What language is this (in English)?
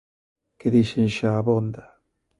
Galician